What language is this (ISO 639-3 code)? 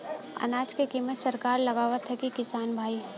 bho